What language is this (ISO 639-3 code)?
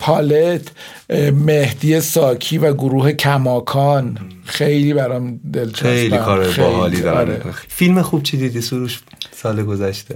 fas